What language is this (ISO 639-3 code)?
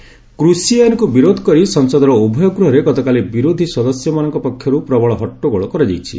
ori